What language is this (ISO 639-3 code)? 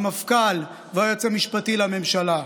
heb